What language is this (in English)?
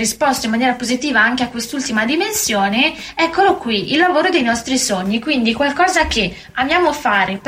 Italian